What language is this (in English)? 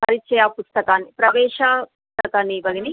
Sanskrit